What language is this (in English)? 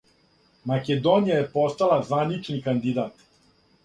Serbian